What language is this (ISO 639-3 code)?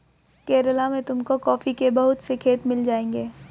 hin